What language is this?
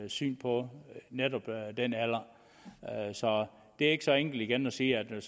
Danish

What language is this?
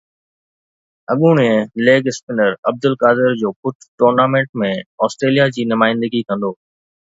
Sindhi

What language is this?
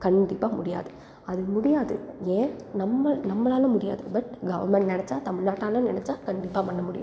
Tamil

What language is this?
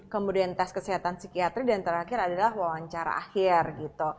Indonesian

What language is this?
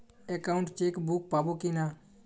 Bangla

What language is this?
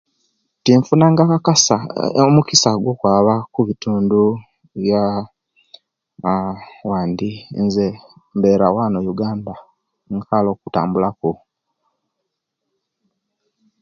Kenyi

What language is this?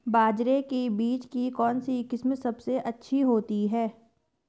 Hindi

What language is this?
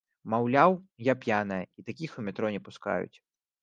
Belarusian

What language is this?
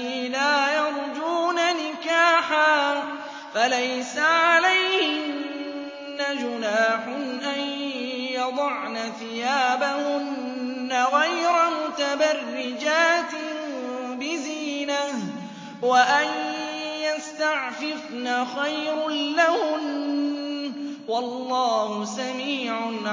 Arabic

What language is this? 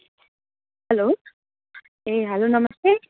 Nepali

